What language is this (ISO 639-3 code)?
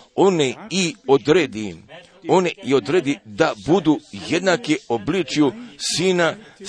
hrv